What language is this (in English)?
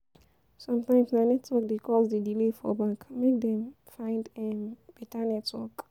Nigerian Pidgin